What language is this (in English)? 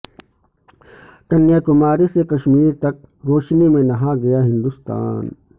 Urdu